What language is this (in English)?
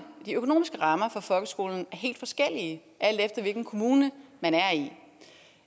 Danish